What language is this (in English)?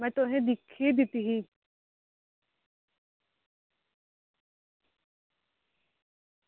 Dogri